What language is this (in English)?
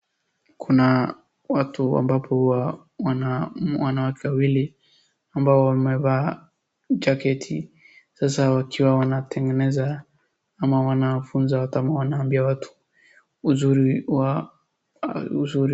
Swahili